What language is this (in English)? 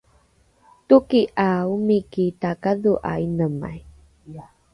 Rukai